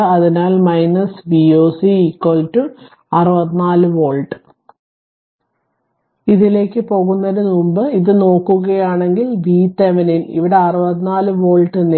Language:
Malayalam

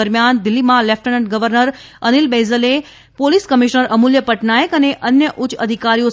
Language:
Gujarati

